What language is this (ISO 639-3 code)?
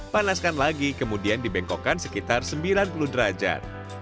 ind